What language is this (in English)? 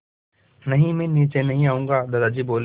Hindi